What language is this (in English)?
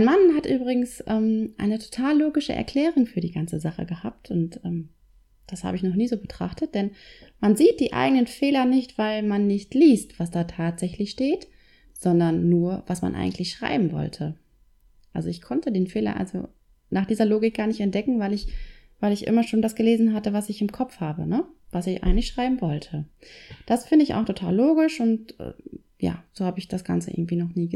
German